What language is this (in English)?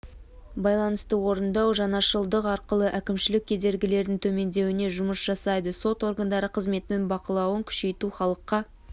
Kazakh